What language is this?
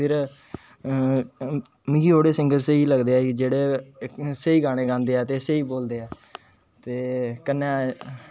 Dogri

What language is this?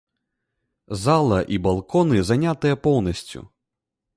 Belarusian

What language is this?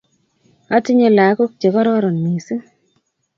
Kalenjin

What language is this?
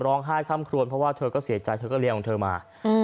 Thai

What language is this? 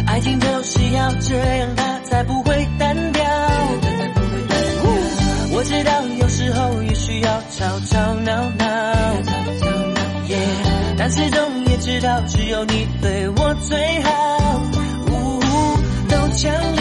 Chinese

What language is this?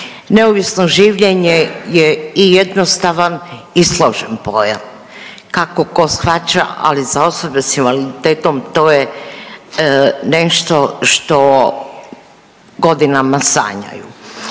Croatian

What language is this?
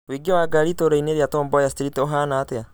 Kikuyu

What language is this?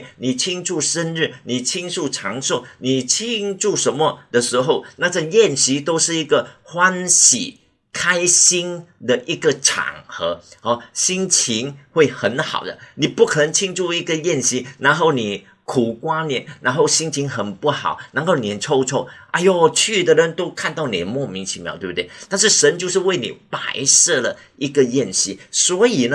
Chinese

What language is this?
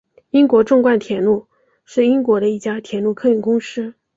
Chinese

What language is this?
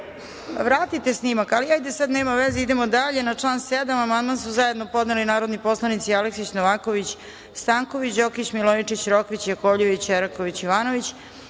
Serbian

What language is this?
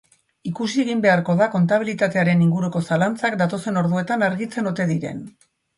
Basque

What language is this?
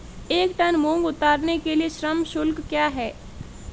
Hindi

